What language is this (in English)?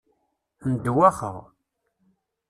Kabyle